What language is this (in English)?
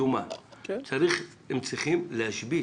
Hebrew